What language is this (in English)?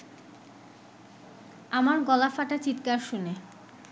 Bangla